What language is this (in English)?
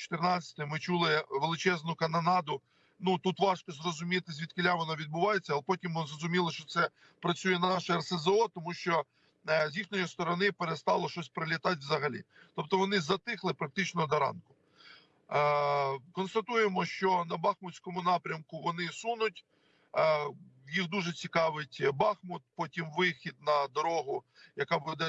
Ukrainian